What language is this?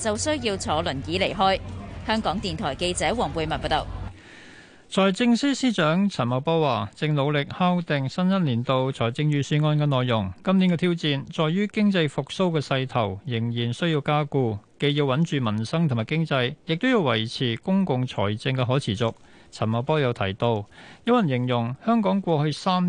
Chinese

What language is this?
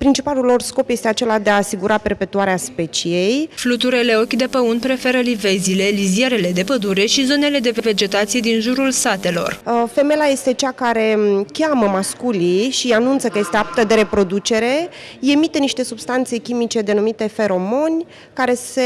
Romanian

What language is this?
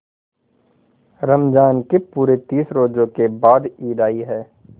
Hindi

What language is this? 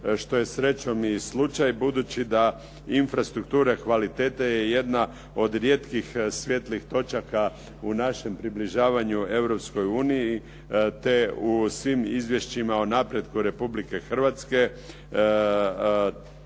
Croatian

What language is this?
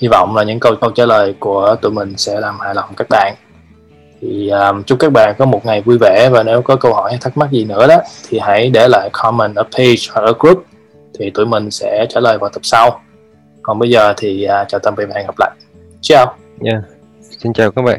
Vietnamese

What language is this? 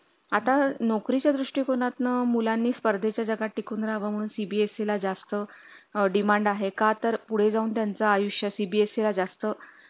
Marathi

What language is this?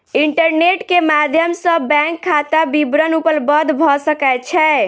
Maithili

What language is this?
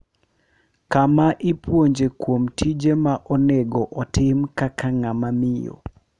Luo (Kenya and Tanzania)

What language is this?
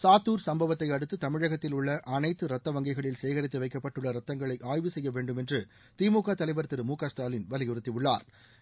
Tamil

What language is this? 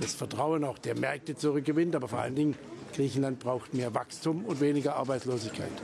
German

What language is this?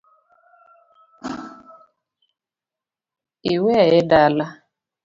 Luo (Kenya and Tanzania)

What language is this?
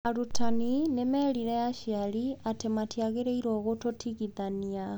Kikuyu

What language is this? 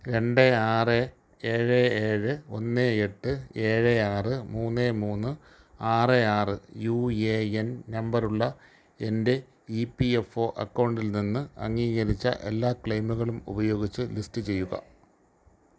Malayalam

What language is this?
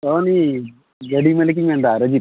Santali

